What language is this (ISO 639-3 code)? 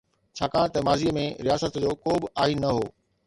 snd